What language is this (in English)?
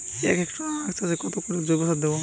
Bangla